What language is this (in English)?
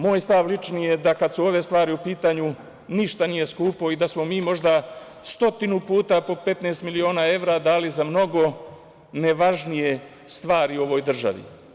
Serbian